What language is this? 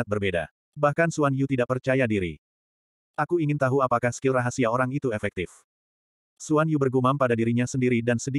Indonesian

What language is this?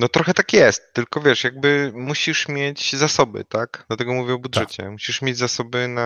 Polish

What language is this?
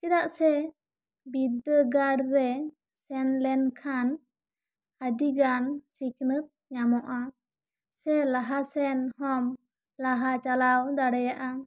Santali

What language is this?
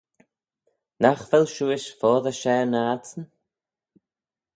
Manx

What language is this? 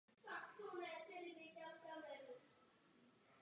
Czech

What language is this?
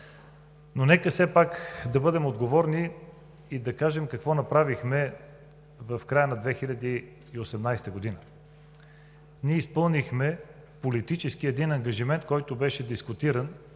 Bulgarian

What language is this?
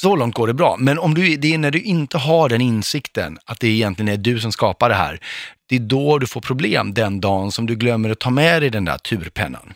Swedish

